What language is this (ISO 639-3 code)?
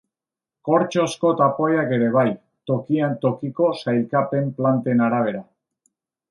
eus